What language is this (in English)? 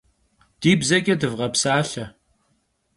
Kabardian